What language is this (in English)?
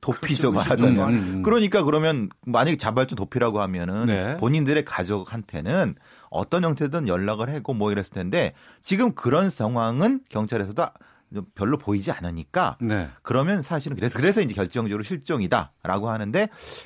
Korean